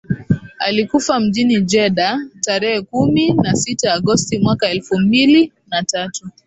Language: Swahili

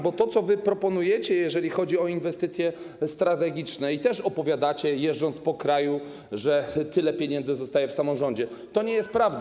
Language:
Polish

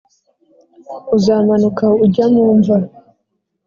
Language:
Kinyarwanda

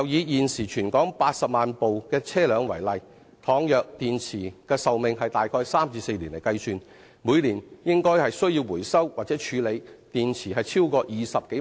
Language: Cantonese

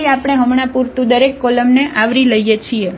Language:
Gujarati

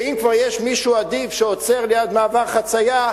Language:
Hebrew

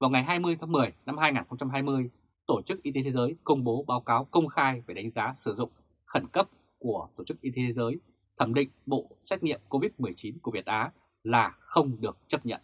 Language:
Vietnamese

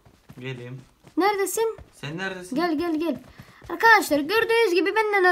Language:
Turkish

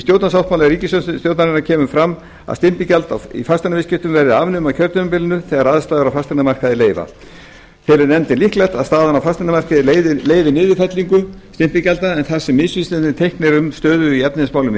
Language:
Icelandic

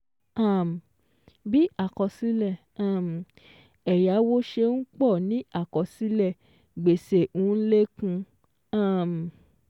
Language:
Yoruba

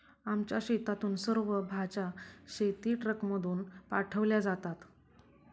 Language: Marathi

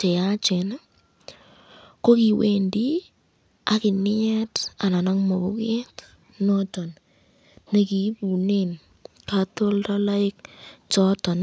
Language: Kalenjin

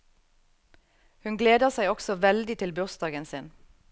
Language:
Norwegian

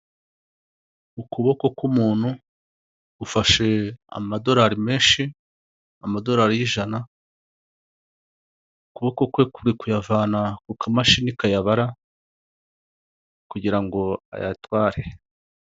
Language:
Kinyarwanda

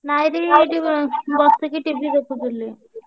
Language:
Odia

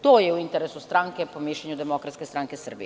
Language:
Serbian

